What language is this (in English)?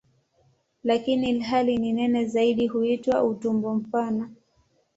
Swahili